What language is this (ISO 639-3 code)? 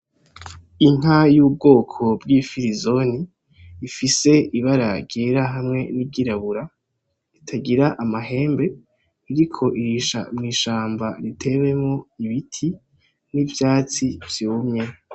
run